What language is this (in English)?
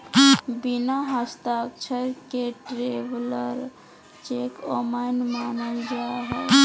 Magahi